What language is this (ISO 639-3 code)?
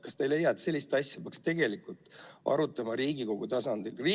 est